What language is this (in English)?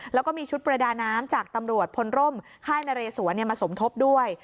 Thai